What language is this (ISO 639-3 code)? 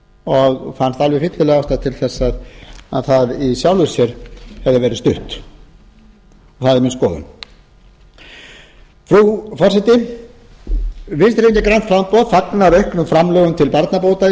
isl